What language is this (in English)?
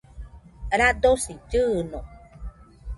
Nüpode Huitoto